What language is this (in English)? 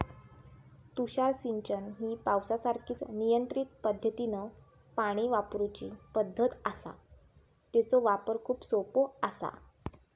Marathi